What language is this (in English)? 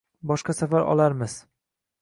Uzbek